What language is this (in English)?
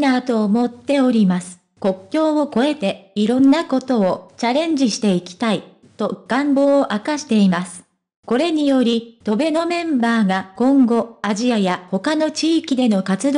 Japanese